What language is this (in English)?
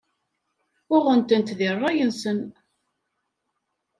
Kabyle